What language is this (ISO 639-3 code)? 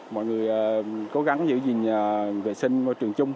vie